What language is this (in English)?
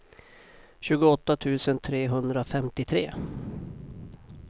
Swedish